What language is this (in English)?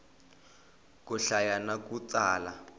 Tsonga